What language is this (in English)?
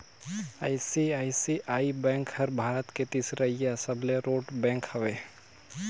Chhattisgarhi